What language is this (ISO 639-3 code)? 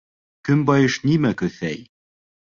bak